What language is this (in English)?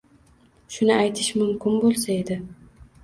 Uzbek